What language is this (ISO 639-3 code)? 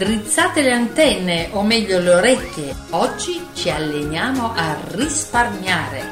ita